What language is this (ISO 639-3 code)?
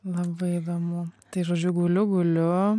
lit